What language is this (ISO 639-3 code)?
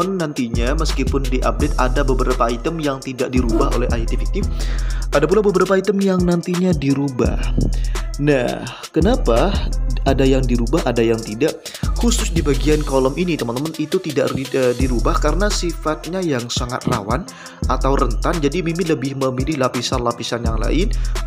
ind